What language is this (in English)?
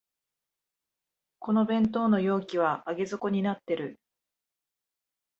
Japanese